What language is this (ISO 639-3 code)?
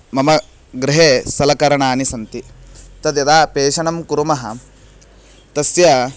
san